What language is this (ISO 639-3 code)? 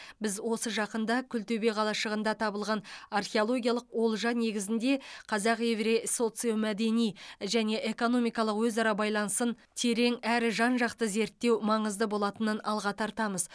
kaz